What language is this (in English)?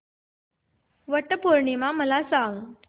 Marathi